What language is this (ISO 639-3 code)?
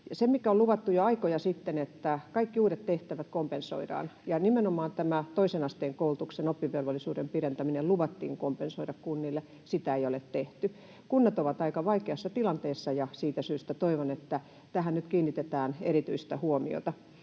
fin